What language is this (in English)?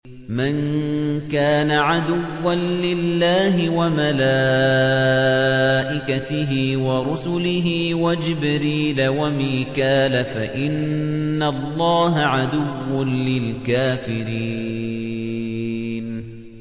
Arabic